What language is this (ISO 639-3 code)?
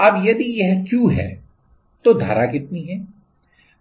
hin